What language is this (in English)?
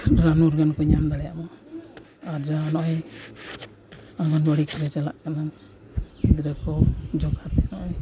Santali